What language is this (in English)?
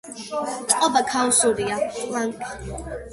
Georgian